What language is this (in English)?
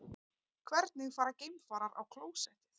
Icelandic